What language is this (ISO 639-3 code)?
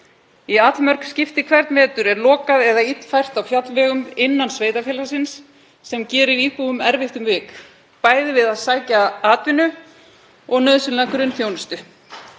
isl